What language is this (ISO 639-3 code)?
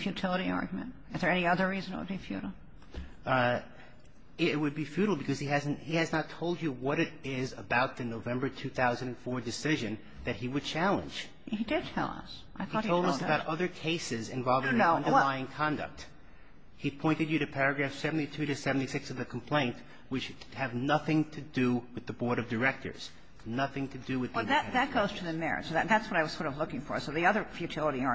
eng